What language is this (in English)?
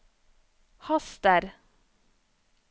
Norwegian